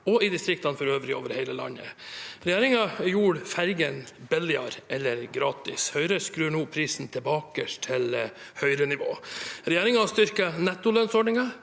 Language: Norwegian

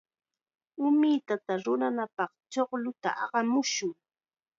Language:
Chiquián Ancash Quechua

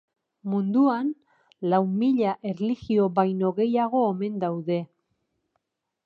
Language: Basque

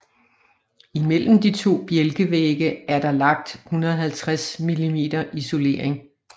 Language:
Danish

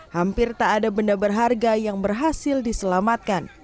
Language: Indonesian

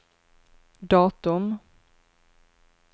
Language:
Swedish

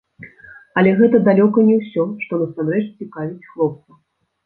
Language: Belarusian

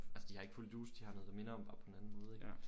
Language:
Danish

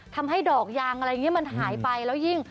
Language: Thai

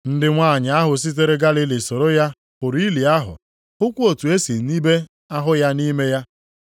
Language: Igbo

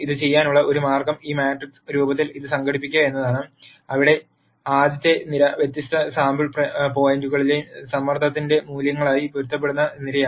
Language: Malayalam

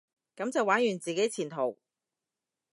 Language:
Cantonese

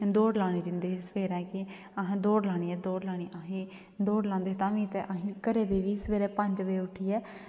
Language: Dogri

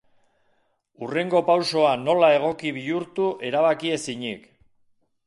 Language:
Basque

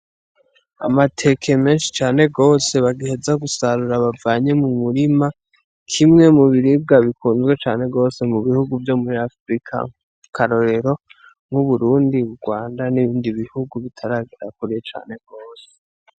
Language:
Rundi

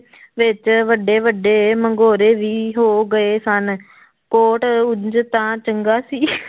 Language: Punjabi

